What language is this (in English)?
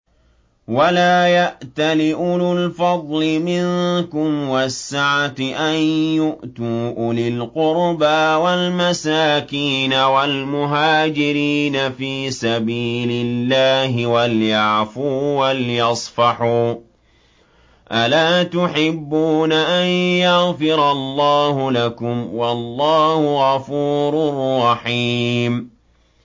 Arabic